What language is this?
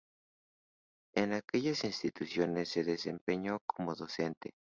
Spanish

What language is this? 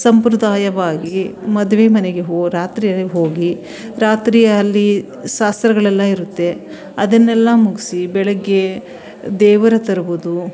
Kannada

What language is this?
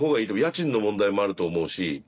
Japanese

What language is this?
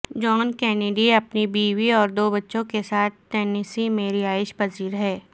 Urdu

